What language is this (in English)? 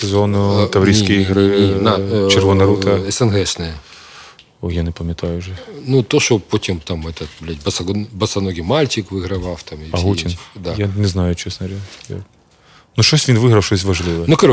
Ukrainian